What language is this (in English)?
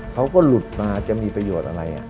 Thai